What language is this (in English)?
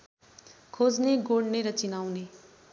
Nepali